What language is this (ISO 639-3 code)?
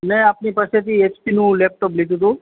guj